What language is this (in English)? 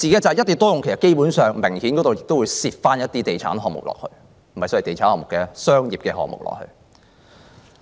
Cantonese